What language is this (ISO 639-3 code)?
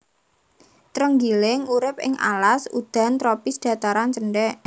jav